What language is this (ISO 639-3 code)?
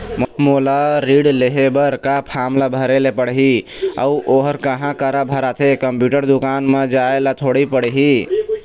hne